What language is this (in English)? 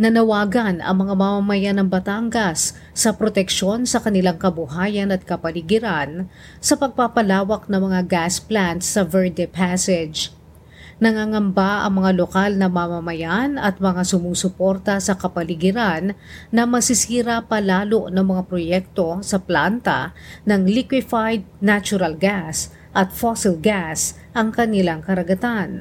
Filipino